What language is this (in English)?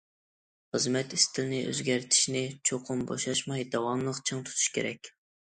Uyghur